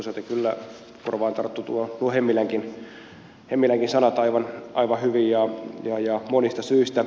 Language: Finnish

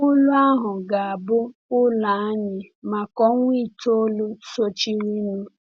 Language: Igbo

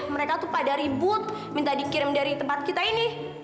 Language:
Indonesian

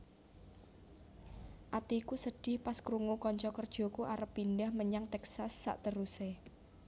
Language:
Javanese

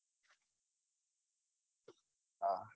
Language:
Gujarati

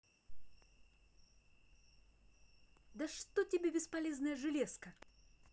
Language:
Russian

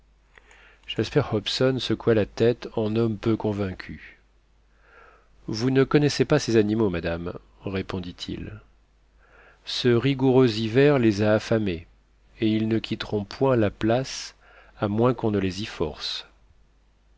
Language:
French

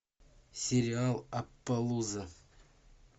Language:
Russian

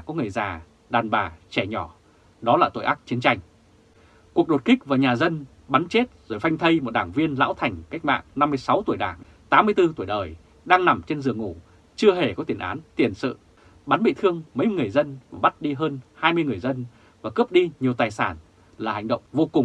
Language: Vietnamese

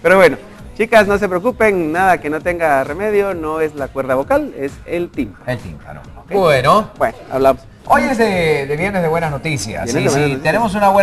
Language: Spanish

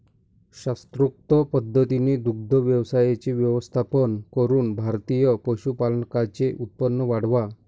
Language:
Marathi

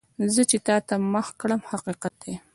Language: Pashto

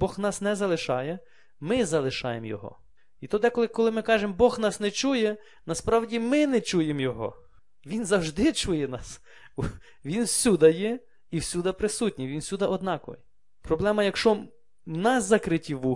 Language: Ukrainian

